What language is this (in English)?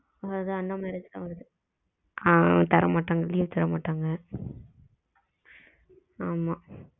Tamil